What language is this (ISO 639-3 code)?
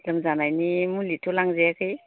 brx